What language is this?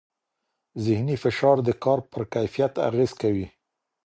Pashto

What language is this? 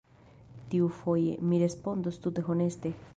Esperanto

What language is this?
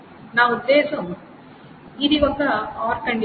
Telugu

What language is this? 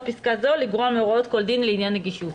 Hebrew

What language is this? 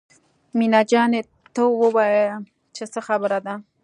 Pashto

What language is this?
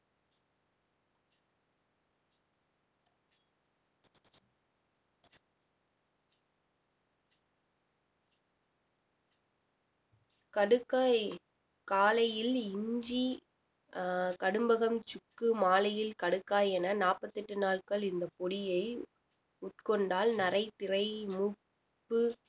Tamil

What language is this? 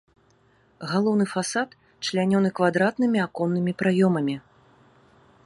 Belarusian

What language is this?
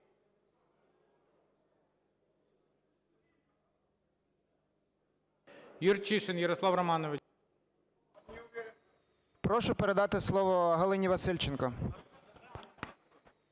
Ukrainian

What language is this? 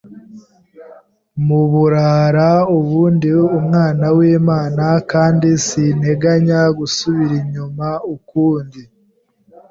Kinyarwanda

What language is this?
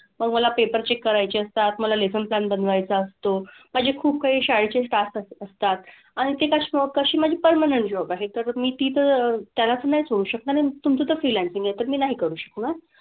Marathi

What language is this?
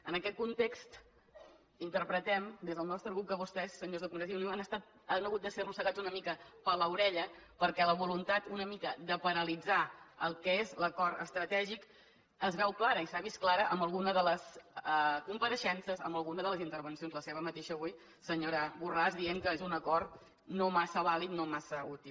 Catalan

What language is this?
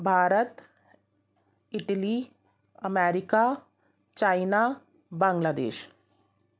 Sindhi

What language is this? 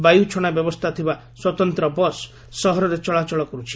Odia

